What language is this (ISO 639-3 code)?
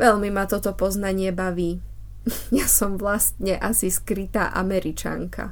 ces